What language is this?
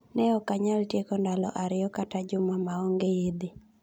Luo (Kenya and Tanzania)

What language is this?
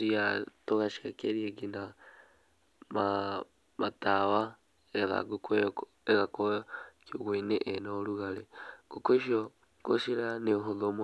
Kikuyu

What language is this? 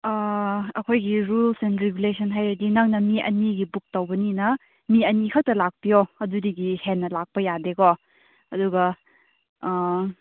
Manipuri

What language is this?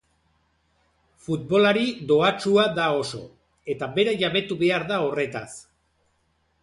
Basque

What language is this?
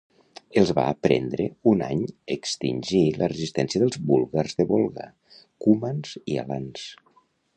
Catalan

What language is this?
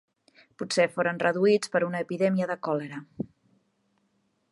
Catalan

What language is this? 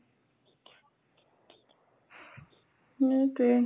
Assamese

